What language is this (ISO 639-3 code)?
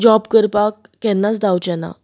kok